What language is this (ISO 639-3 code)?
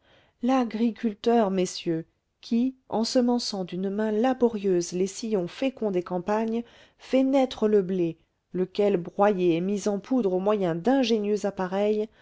fra